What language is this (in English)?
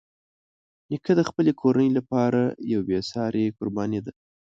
Pashto